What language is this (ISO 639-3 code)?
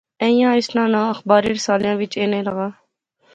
phr